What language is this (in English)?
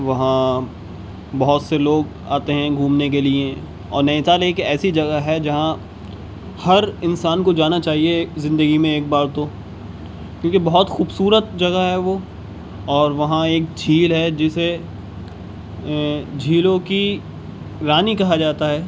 Urdu